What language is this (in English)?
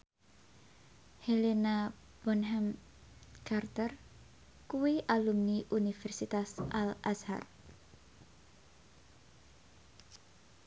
Javanese